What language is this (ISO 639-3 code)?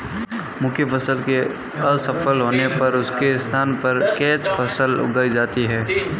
hin